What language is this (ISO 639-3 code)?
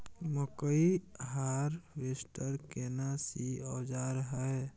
mai